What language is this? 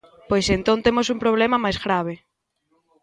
Galician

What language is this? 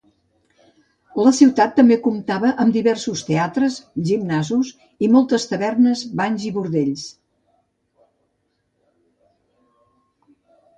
Catalan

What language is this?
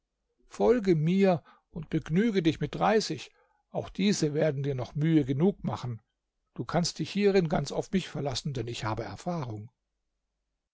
German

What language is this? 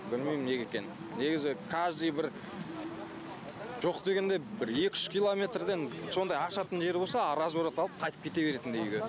Kazakh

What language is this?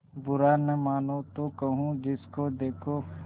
Hindi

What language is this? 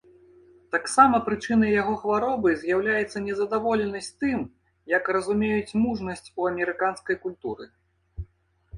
Belarusian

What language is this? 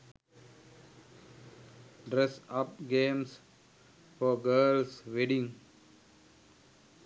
Sinhala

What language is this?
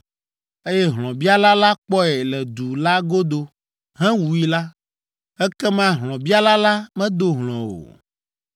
Ewe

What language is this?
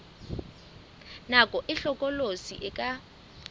Southern Sotho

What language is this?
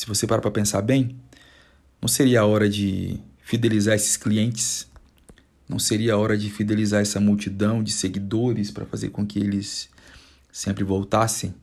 Portuguese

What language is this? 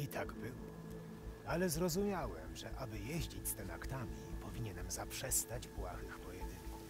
Polish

